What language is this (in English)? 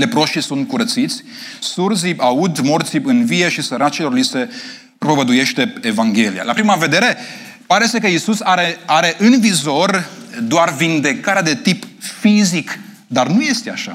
Romanian